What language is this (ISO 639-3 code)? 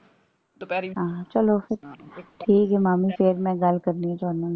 pan